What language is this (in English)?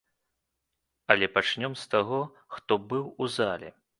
Belarusian